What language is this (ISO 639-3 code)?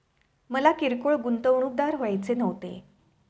mar